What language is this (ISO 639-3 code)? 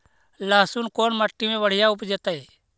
mag